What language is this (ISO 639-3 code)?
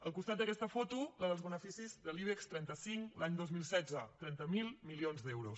cat